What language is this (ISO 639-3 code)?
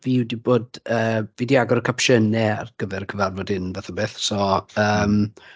cym